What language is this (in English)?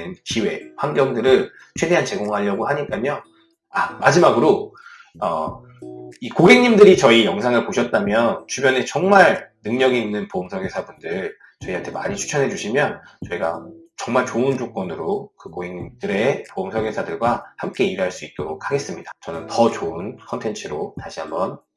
Korean